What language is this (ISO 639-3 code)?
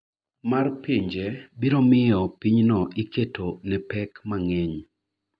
luo